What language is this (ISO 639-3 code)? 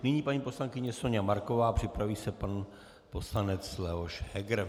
ces